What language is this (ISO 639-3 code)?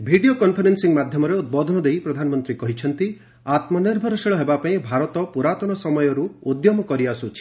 ori